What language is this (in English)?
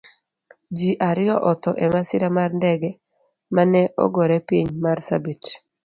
Luo (Kenya and Tanzania)